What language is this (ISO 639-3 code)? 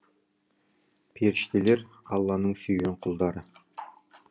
kaz